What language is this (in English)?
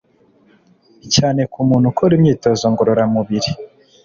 Kinyarwanda